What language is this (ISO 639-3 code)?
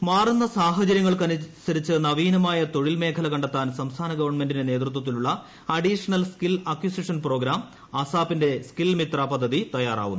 mal